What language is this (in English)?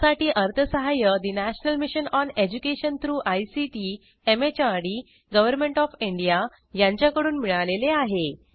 Marathi